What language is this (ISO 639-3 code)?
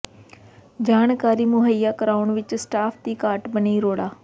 pan